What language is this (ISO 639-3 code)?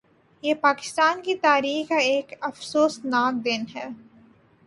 urd